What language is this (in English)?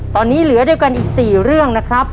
Thai